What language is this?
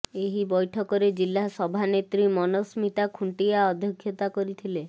Odia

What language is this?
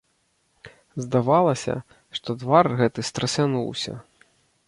Belarusian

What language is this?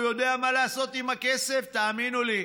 Hebrew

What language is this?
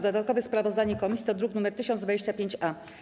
Polish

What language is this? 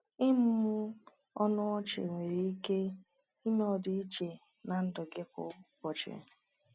Igbo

